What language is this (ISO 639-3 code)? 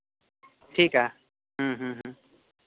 sat